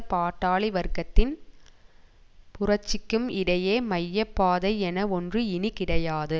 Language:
Tamil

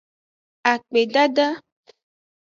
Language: Aja (Benin)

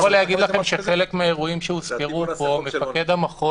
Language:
Hebrew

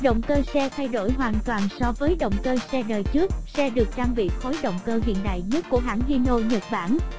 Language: Vietnamese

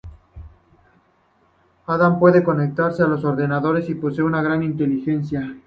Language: Spanish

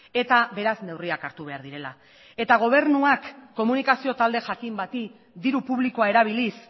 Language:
Basque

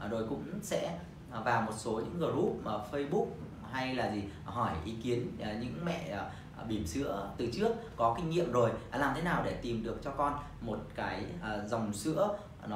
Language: Vietnamese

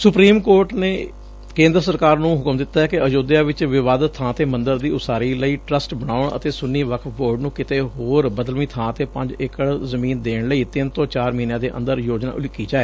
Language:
Punjabi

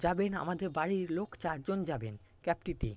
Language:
Bangla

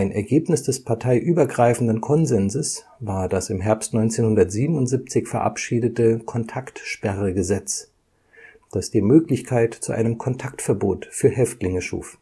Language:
German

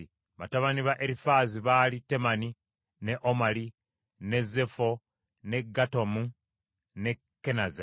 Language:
Ganda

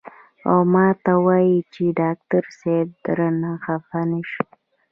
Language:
Pashto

